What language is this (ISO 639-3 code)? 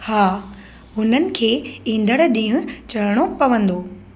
snd